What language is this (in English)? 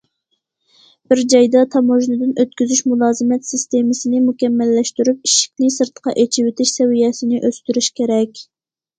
Uyghur